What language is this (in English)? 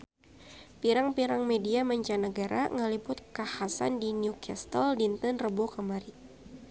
Sundanese